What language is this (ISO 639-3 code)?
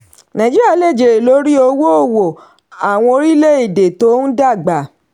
yor